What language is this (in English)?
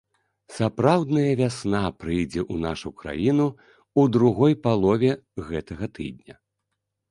Belarusian